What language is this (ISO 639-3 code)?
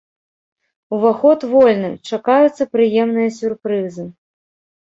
bel